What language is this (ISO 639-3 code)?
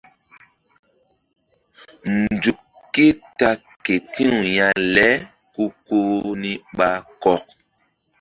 mdd